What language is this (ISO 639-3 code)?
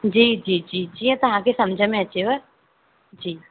snd